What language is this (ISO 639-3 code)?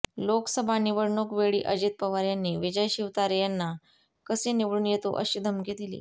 mar